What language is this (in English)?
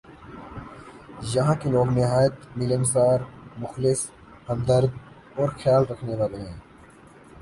Urdu